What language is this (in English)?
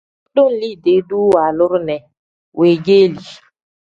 Tem